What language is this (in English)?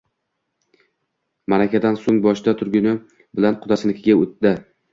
Uzbek